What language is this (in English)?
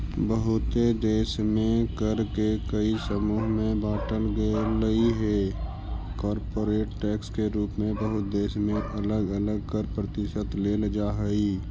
Magahi